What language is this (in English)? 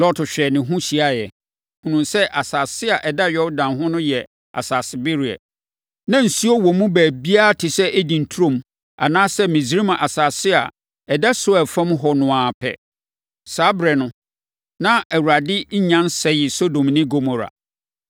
Akan